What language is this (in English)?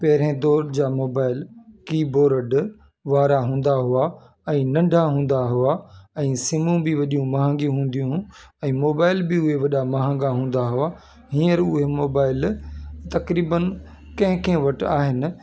Sindhi